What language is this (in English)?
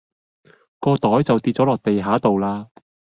Cantonese